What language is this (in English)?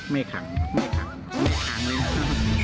Thai